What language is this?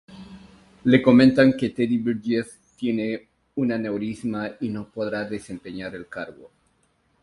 Spanish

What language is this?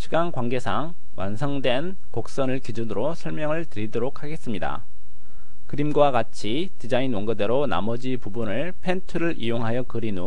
Korean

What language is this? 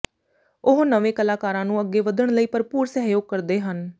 Punjabi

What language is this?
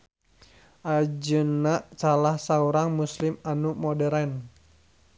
Sundanese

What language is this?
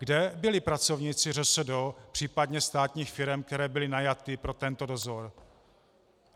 Czech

